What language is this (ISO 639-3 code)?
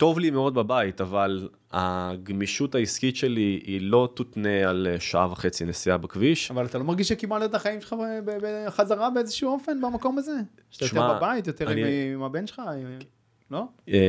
heb